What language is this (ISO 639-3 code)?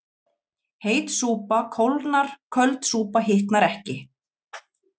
isl